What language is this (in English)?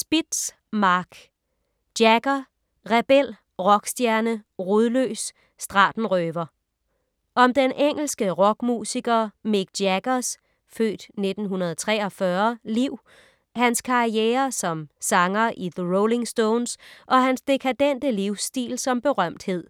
Danish